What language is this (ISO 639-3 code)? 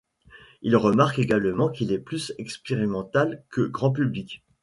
fra